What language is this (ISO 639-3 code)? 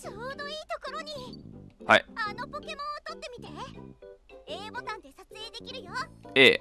jpn